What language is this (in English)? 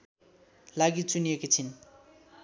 Nepali